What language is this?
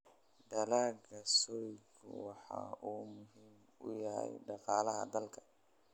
Somali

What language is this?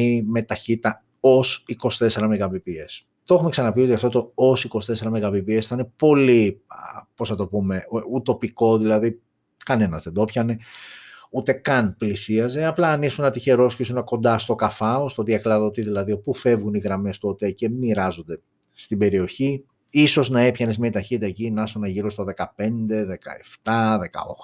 Greek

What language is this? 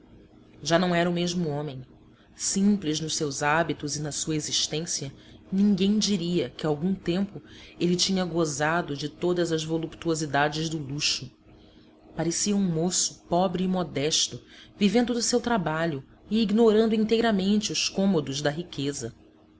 Portuguese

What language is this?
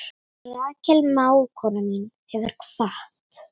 Icelandic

